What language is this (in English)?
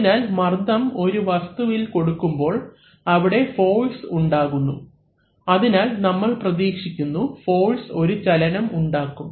Malayalam